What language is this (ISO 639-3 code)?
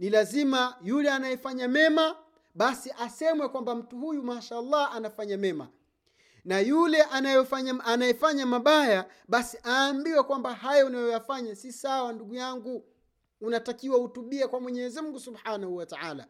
swa